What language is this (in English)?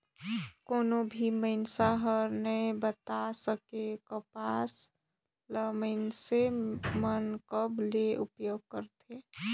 Chhattisgarhi